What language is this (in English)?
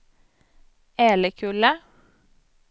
Swedish